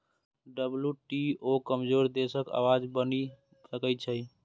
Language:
Maithili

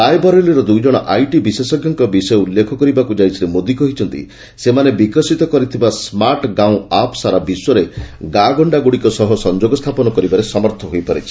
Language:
Odia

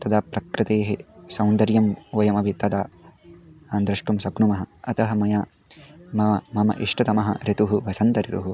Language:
Sanskrit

